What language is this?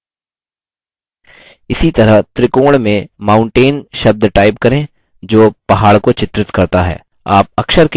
Hindi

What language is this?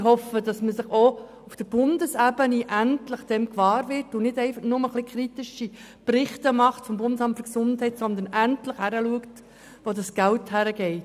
Swiss German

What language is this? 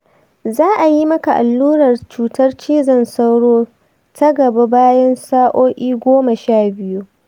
Hausa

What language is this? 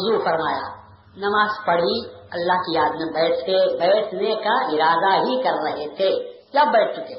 Urdu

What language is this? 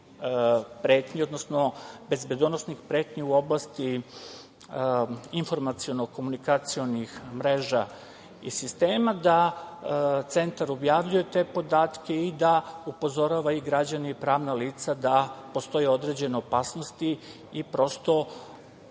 Serbian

